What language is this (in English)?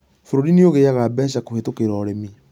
Kikuyu